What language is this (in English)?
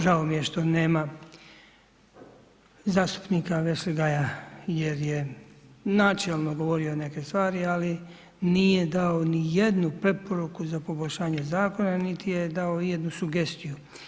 Croatian